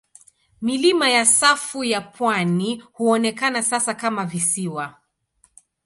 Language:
Swahili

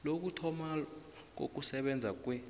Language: South Ndebele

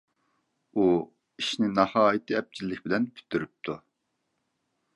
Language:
Uyghur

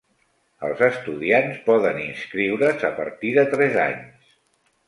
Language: Catalan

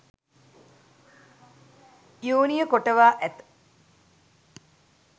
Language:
Sinhala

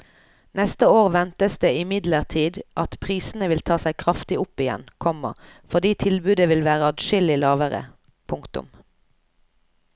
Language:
Norwegian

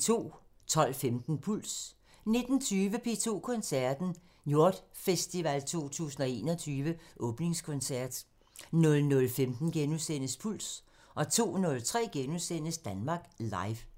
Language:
Danish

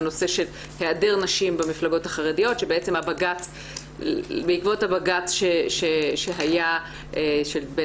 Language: Hebrew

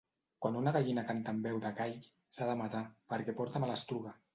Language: Catalan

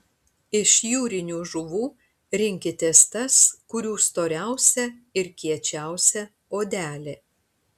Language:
Lithuanian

